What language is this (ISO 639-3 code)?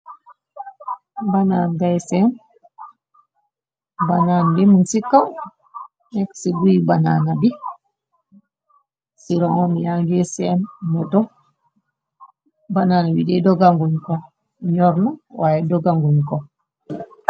wol